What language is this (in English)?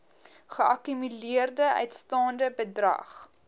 Afrikaans